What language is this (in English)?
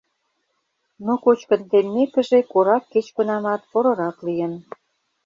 Mari